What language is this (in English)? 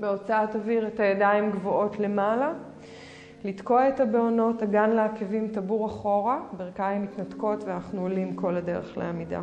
Hebrew